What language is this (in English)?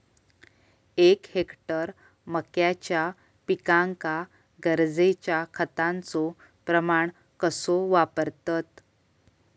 Marathi